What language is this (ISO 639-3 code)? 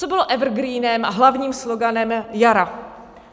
ces